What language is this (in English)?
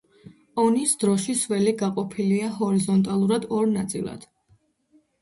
Georgian